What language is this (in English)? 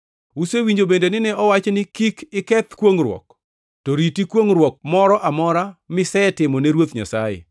Luo (Kenya and Tanzania)